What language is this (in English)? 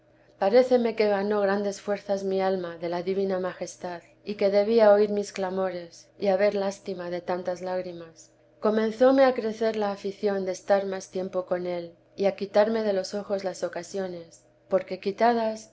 Spanish